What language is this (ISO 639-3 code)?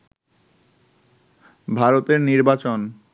ben